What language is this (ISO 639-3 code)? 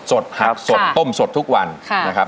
tha